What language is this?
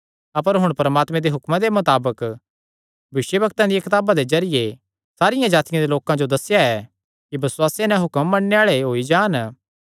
Kangri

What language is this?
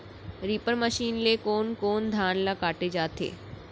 Chhattisgarhi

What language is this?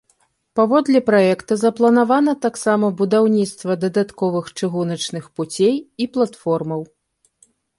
Belarusian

